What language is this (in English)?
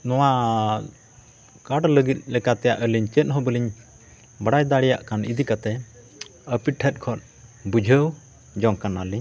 Santali